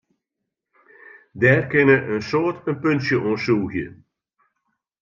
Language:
Western Frisian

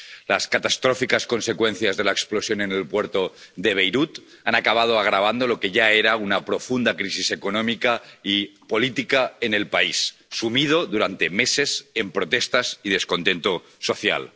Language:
Spanish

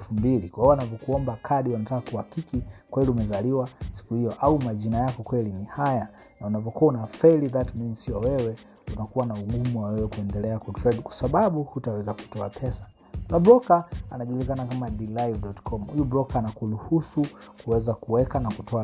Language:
Swahili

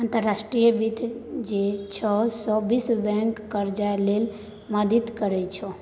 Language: Maithili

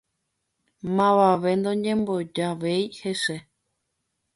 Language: Guarani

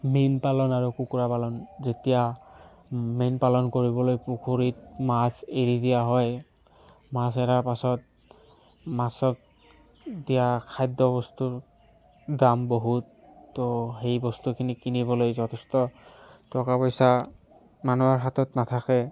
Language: Assamese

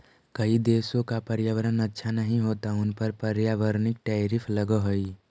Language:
Magahi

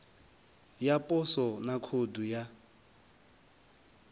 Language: Venda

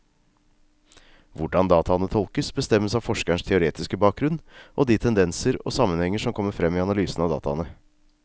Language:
Norwegian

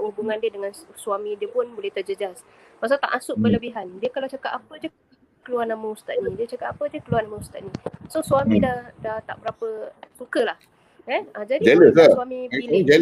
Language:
Malay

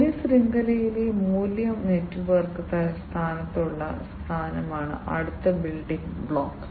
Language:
Malayalam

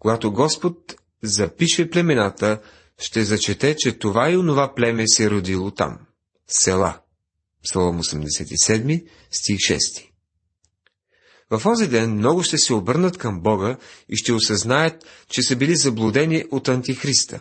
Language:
Bulgarian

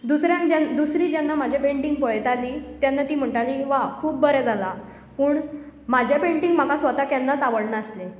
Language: Konkani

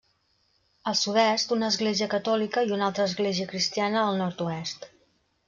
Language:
Catalan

